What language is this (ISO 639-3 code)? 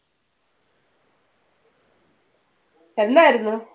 mal